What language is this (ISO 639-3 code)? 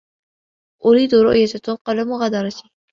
ara